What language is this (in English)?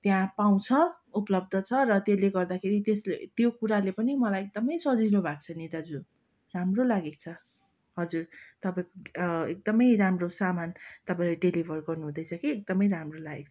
Nepali